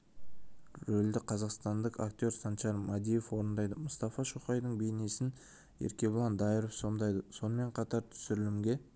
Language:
Kazakh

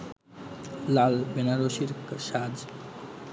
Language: Bangla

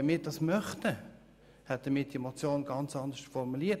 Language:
Swiss German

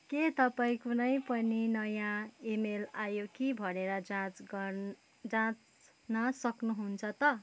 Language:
Nepali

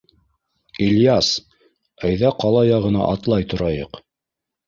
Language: Bashkir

